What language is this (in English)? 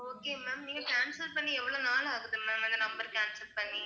Tamil